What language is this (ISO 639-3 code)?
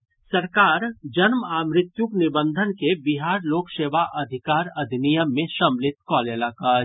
mai